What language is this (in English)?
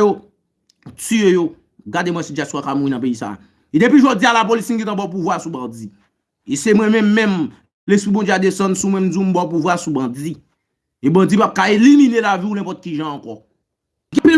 French